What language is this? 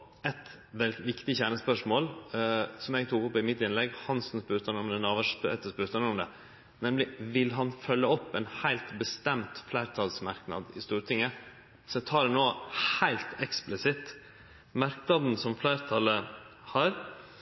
Norwegian Nynorsk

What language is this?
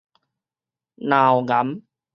Min Nan Chinese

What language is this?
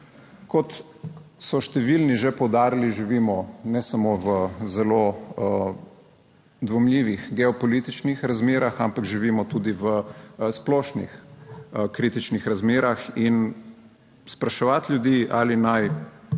Slovenian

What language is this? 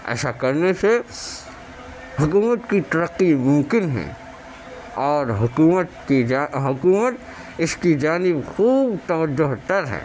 Urdu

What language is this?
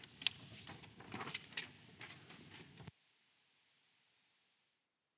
Finnish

